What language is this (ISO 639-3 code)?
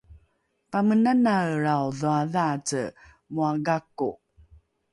dru